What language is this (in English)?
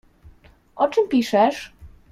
Polish